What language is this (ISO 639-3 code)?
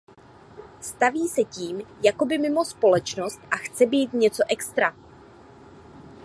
ces